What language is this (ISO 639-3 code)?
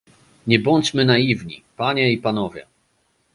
pol